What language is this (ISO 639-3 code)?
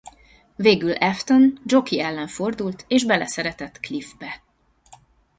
hun